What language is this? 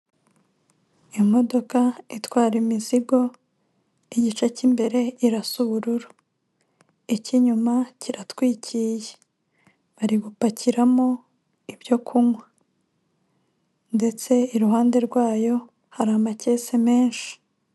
Kinyarwanda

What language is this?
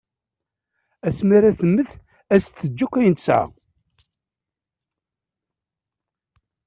Kabyle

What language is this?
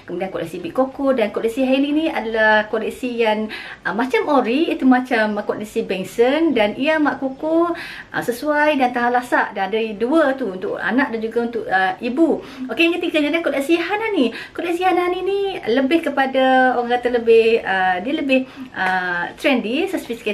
Malay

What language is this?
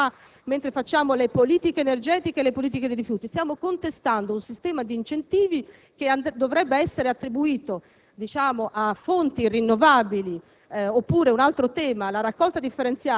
Italian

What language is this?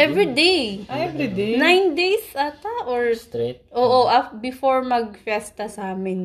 Filipino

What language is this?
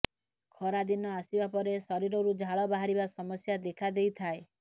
Odia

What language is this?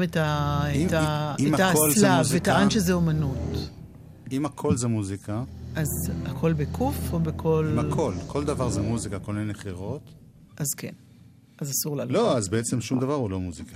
Hebrew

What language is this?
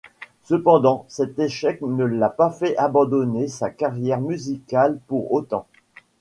French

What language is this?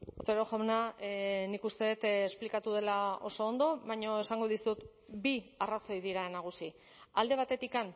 Basque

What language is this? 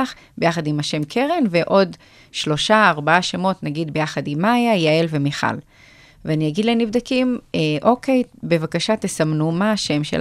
Hebrew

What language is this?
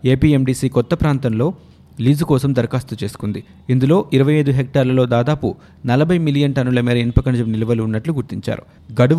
Telugu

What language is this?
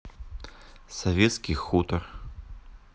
Russian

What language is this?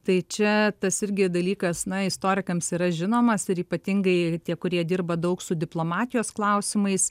Lithuanian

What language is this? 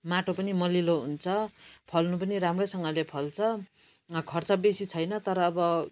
Nepali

